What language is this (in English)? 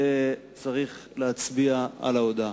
Hebrew